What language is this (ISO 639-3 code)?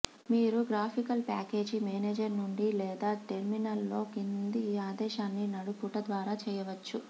tel